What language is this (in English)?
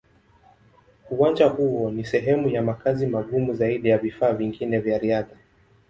Swahili